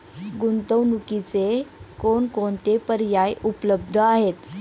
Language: Marathi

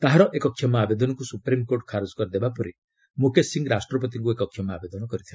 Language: Odia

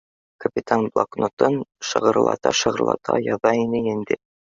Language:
Bashkir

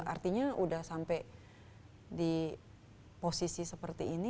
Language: Indonesian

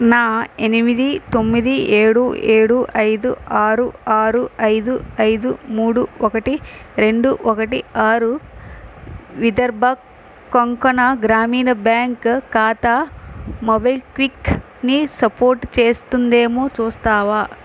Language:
Telugu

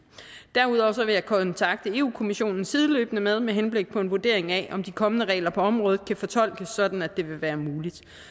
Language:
Danish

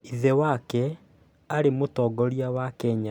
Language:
Kikuyu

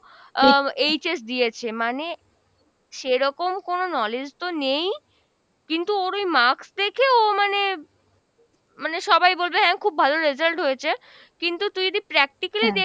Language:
Bangla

